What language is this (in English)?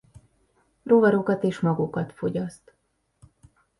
Hungarian